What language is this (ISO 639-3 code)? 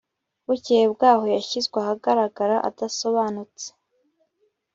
kin